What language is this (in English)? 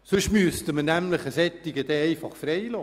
Swiss German